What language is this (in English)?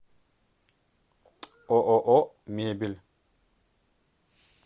Russian